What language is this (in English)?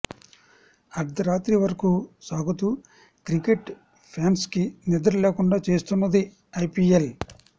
Telugu